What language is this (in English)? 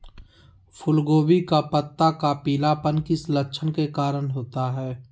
Magahi